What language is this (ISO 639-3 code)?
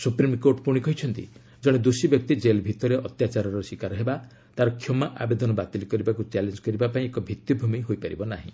ori